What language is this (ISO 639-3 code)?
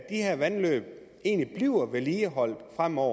dan